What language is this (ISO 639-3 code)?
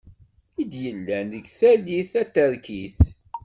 kab